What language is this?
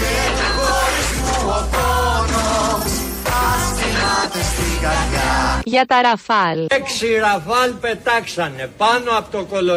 Greek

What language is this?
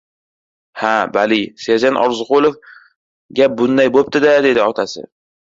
Uzbek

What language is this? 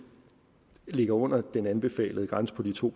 Danish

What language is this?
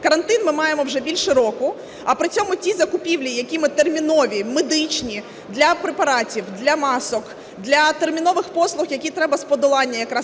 Ukrainian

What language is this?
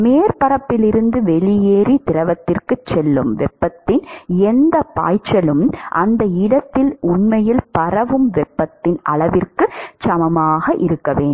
Tamil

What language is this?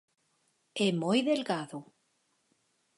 Galician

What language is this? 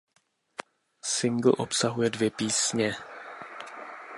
Czech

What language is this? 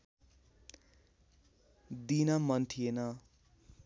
Nepali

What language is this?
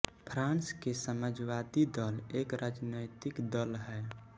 Hindi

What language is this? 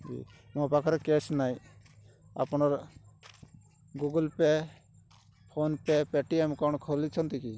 Odia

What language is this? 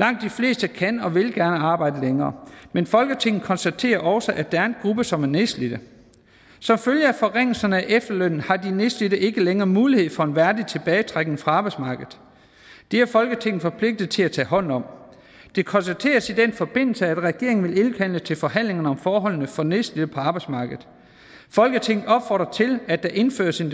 Danish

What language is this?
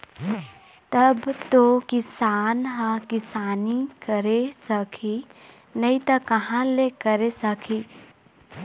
Chhattisgarhi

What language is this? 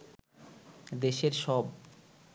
Bangla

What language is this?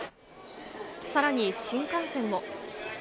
Japanese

